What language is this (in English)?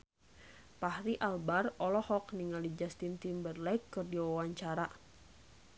Sundanese